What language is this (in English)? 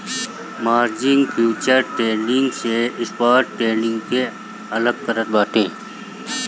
Bhojpuri